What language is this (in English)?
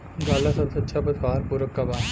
Bhojpuri